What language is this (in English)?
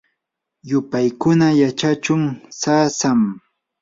Yanahuanca Pasco Quechua